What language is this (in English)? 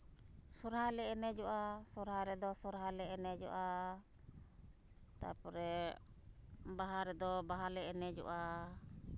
Santali